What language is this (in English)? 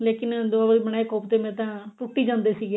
Punjabi